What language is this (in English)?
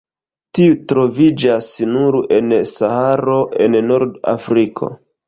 Esperanto